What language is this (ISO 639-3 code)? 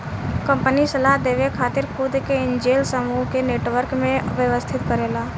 bho